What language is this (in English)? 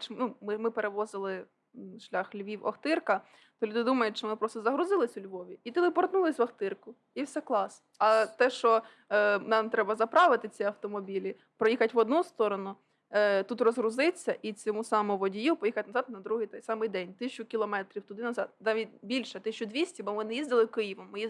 Ukrainian